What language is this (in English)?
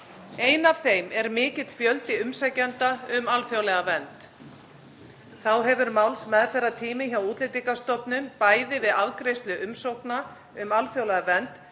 Icelandic